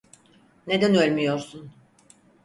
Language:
Turkish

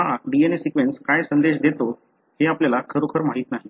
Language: Marathi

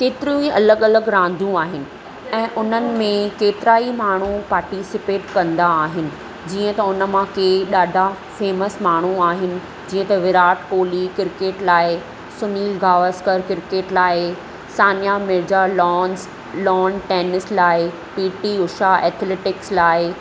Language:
Sindhi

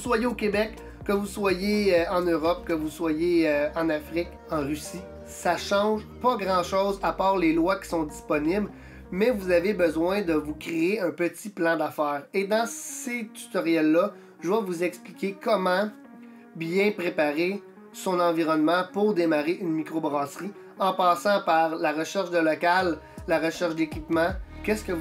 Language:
French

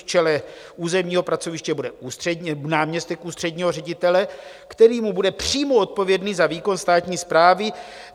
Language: Czech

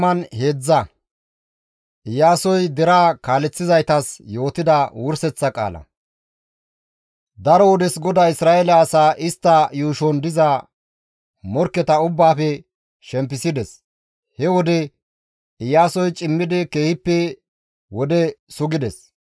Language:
Gamo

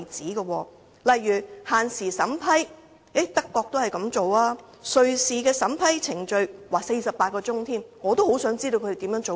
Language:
Cantonese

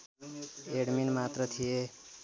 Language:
Nepali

